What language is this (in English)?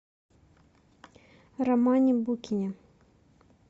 Russian